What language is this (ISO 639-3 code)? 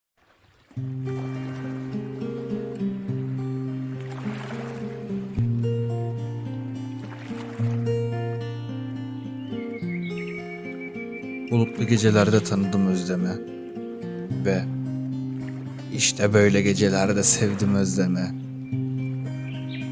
tur